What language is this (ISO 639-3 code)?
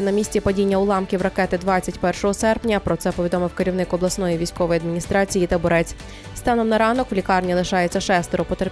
ukr